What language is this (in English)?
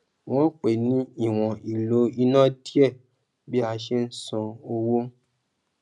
Yoruba